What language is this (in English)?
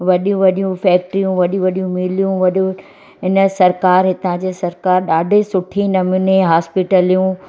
Sindhi